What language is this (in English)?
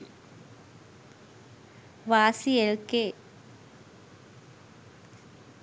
Sinhala